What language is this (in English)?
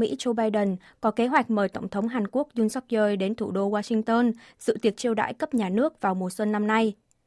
Vietnamese